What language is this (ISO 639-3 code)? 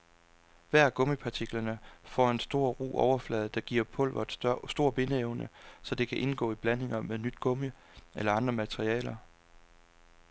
dan